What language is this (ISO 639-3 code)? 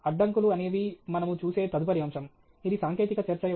tel